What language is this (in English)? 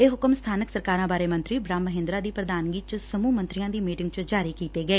Punjabi